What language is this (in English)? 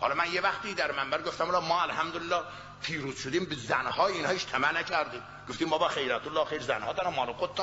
Persian